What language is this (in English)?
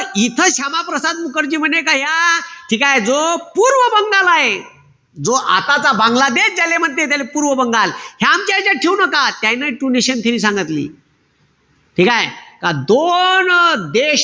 Marathi